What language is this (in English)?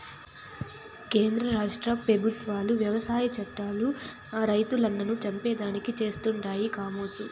Telugu